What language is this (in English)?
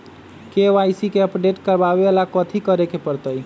Magahi